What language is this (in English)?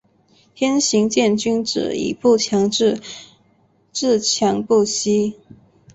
Chinese